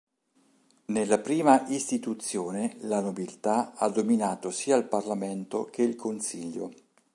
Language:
Italian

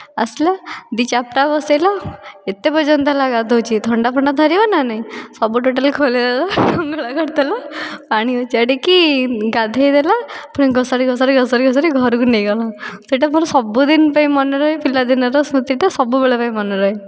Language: Odia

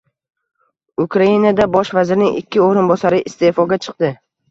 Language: Uzbek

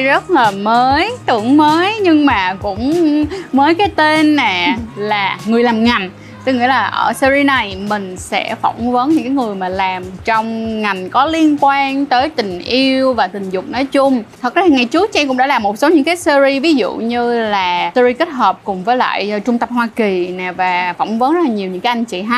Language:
Vietnamese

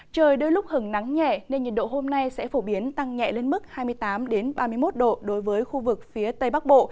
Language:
Vietnamese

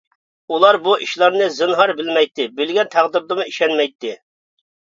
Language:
Uyghur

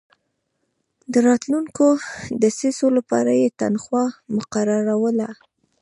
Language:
Pashto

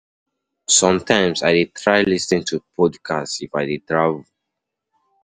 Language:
Nigerian Pidgin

